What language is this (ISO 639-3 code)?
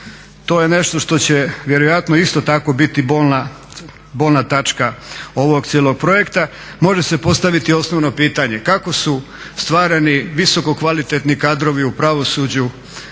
hrv